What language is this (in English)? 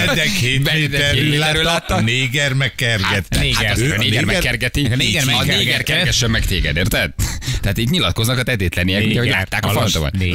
Hungarian